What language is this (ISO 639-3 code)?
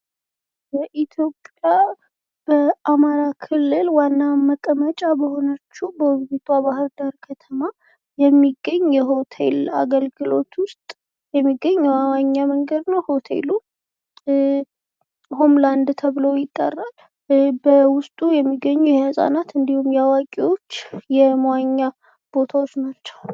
amh